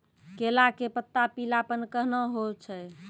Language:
Maithili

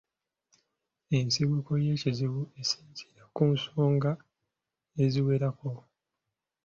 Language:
Ganda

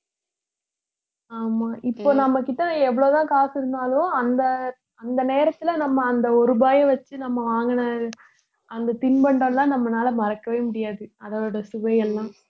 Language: Tamil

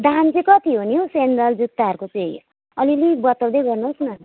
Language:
Nepali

